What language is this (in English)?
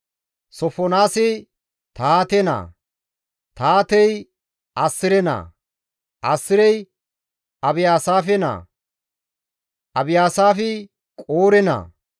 Gamo